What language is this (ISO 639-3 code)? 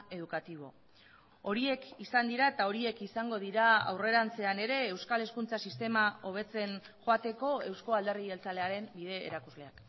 eus